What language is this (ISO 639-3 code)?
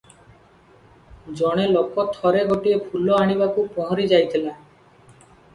ori